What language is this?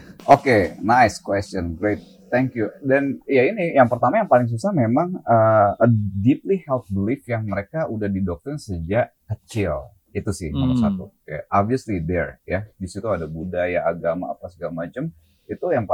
Indonesian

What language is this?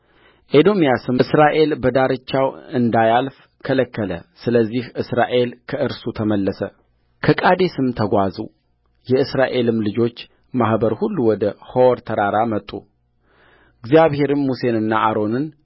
Amharic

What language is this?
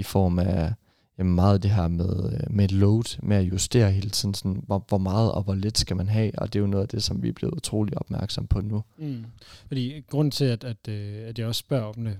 Danish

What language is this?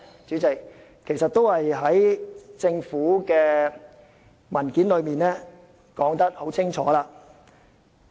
Cantonese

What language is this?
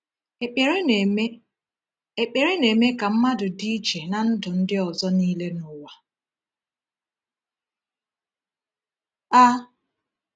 Igbo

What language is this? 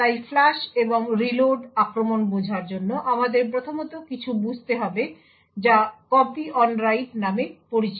Bangla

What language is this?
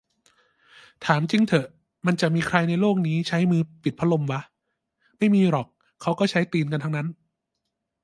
Thai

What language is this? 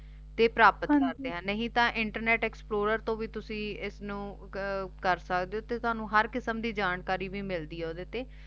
Punjabi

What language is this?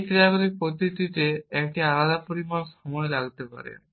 Bangla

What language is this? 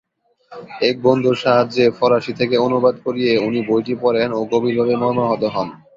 Bangla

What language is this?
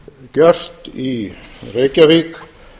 Icelandic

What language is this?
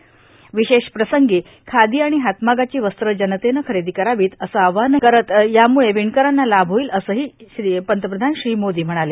Marathi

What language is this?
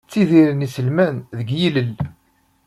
Kabyle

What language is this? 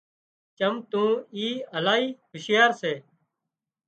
Wadiyara Koli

